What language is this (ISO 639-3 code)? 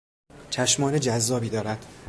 fas